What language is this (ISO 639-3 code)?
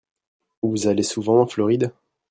fra